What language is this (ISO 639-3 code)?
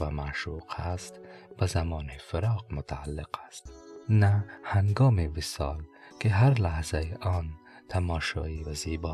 fas